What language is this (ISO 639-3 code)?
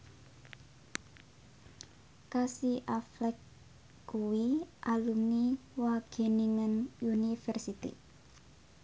jav